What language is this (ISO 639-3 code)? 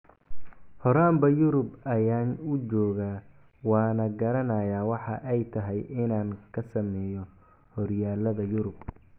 som